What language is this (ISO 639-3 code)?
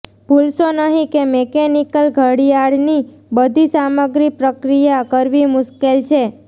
guj